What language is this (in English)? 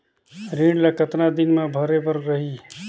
Chhattisgarhi